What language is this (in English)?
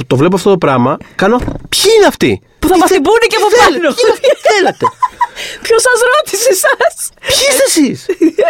Greek